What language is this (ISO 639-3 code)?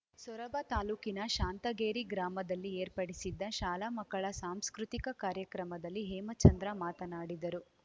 kan